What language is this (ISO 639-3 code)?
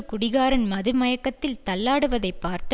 tam